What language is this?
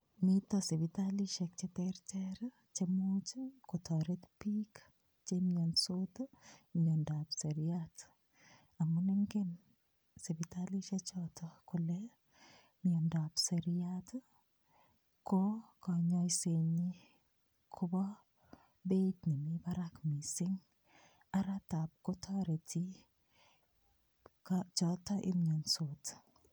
Kalenjin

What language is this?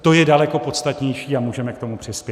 Czech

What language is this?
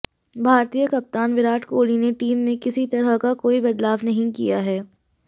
Hindi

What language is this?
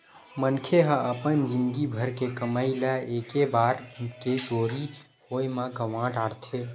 Chhattisgarhi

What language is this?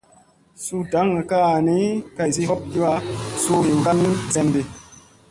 Musey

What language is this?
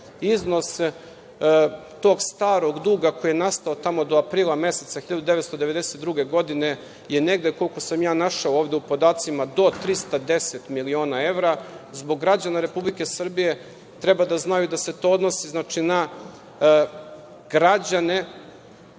Serbian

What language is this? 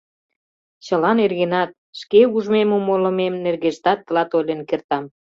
Mari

